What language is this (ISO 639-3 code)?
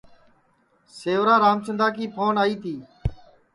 ssi